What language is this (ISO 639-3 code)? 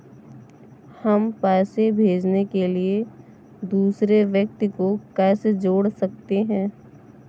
hin